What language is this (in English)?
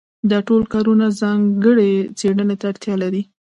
Pashto